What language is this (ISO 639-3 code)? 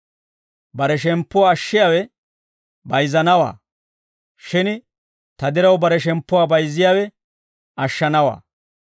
dwr